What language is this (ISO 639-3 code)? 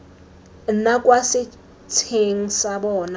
tsn